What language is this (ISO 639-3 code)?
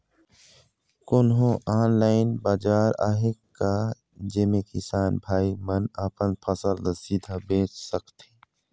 hne